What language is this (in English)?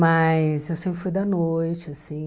Portuguese